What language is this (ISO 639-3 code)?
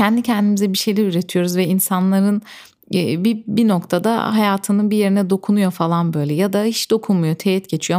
tur